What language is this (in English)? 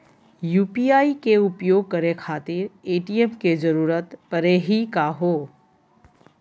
Magahi